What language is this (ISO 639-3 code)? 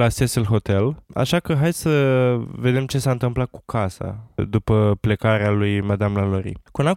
ron